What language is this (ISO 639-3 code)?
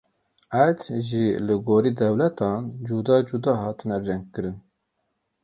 kur